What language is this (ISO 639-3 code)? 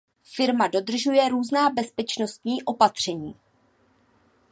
ces